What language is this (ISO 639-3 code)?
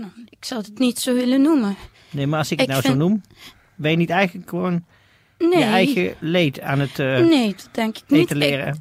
nld